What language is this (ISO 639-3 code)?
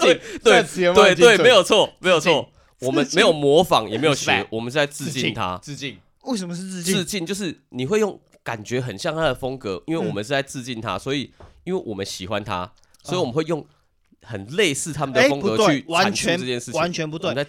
zho